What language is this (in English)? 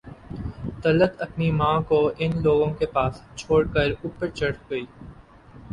Urdu